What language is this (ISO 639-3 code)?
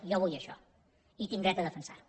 cat